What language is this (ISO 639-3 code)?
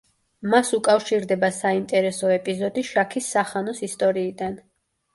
kat